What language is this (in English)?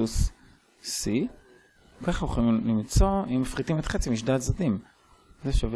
Hebrew